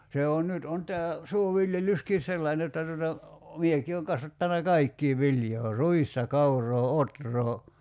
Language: Finnish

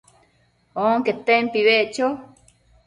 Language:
Matsés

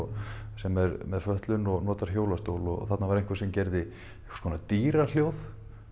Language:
Icelandic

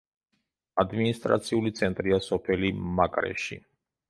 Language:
Georgian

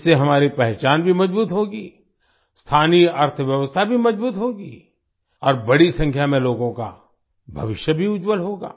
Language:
Hindi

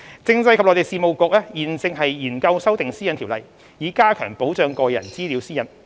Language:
Cantonese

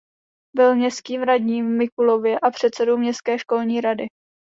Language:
Czech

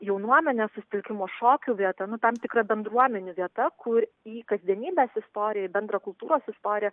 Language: Lithuanian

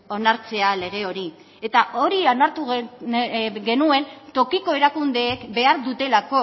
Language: Basque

